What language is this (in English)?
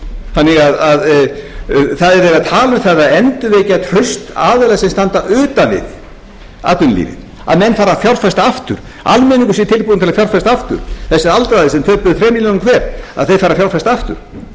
Icelandic